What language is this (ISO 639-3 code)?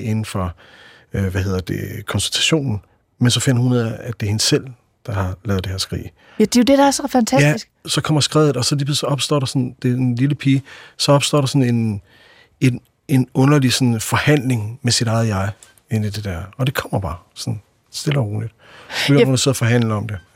dan